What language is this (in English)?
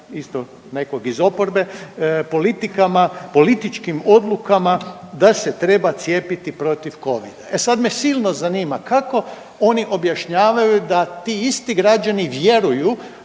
Croatian